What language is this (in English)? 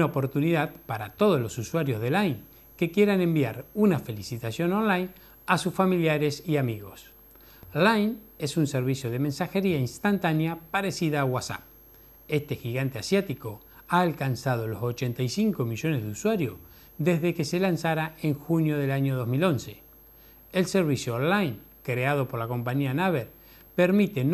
Spanish